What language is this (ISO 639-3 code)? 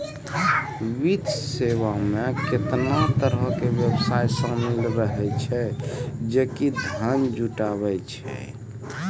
mai